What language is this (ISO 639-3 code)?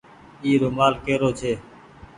gig